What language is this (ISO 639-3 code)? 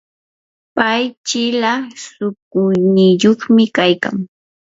qur